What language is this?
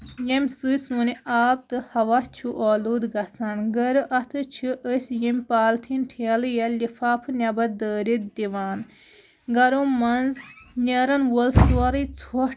Kashmiri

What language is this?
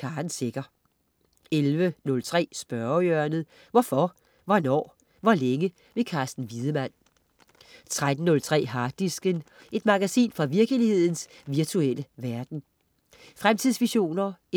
Danish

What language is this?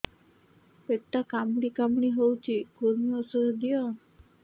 Odia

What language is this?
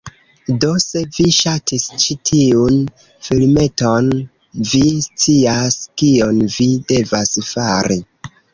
Esperanto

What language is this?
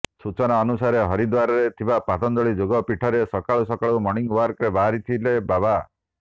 Odia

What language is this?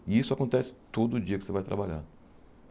Portuguese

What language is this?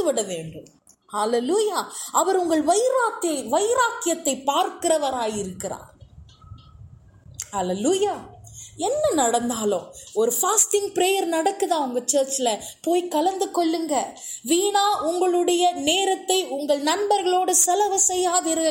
Tamil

